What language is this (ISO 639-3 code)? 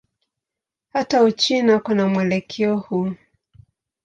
swa